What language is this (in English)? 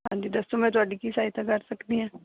Punjabi